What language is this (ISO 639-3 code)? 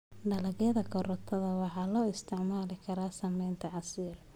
som